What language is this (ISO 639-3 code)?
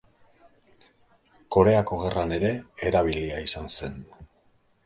eus